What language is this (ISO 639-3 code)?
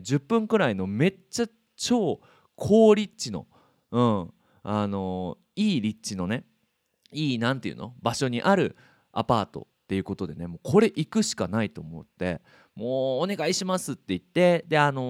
jpn